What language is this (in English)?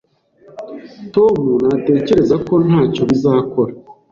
Kinyarwanda